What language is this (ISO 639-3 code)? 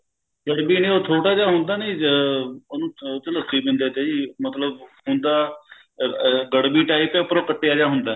pan